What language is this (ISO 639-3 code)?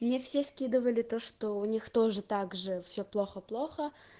rus